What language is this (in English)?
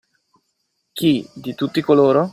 Italian